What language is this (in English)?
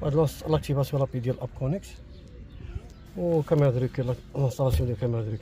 Arabic